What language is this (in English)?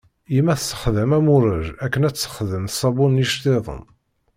Kabyle